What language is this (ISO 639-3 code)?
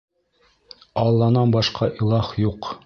bak